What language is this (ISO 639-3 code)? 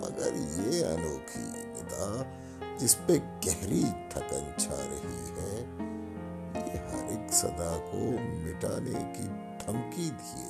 urd